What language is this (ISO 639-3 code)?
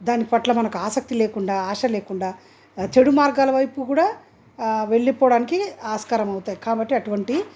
tel